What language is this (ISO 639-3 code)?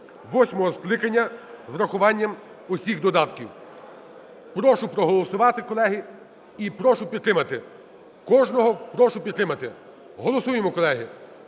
ukr